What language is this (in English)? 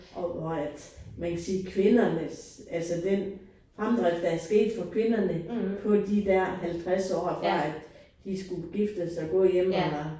Danish